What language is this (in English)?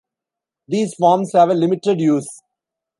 English